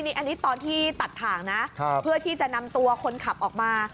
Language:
Thai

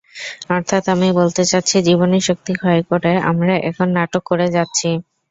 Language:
Bangla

